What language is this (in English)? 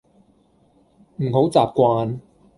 Cantonese